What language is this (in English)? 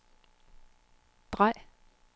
Danish